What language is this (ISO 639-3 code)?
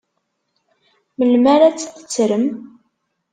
kab